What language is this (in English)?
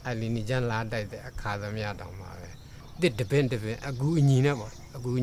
Thai